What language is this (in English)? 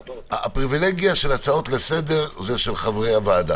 Hebrew